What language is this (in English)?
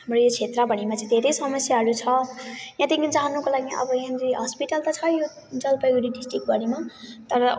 Nepali